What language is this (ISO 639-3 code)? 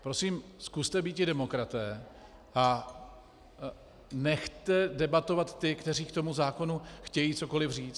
ces